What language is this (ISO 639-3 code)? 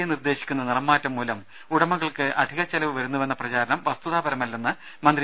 mal